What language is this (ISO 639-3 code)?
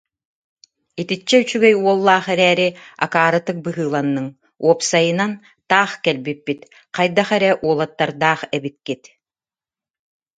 sah